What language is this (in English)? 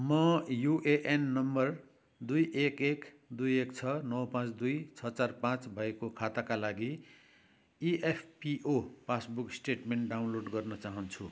Nepali